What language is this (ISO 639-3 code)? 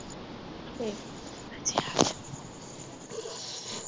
pan